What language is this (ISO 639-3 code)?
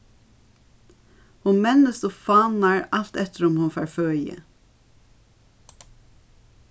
fao